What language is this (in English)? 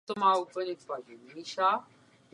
Czech